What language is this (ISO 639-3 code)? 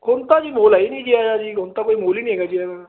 pan